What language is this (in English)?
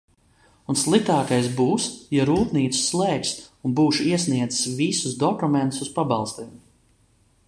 Latvian